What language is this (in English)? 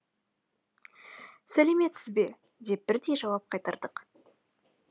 Kazakh